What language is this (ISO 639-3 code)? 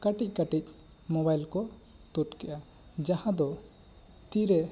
sat